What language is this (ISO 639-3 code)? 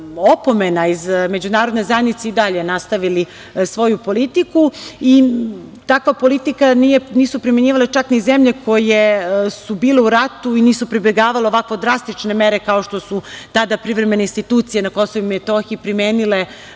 srp